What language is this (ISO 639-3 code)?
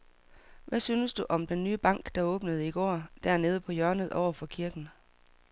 dan